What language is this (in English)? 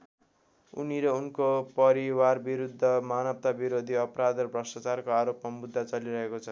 Nepali